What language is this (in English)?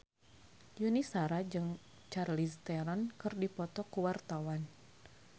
Sundanese